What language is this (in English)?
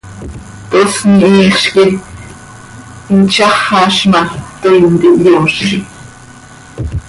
Seri